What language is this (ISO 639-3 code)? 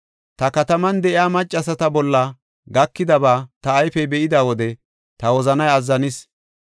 gof